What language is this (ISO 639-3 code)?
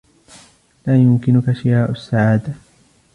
ara